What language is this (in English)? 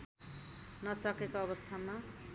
Nepali